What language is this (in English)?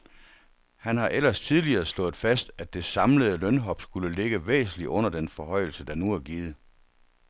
Danish